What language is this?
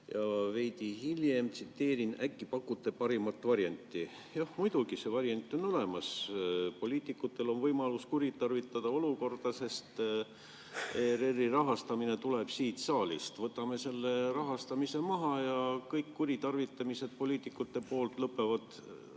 Estonian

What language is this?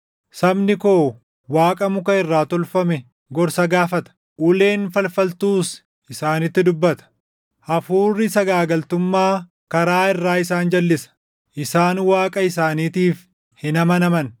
Oromo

